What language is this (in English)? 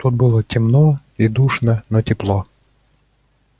Russian